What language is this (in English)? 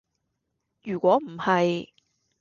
Cantonese